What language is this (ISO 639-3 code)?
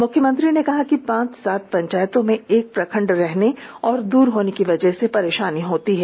hin